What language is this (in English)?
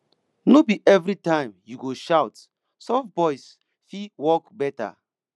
Nigerian Pidgin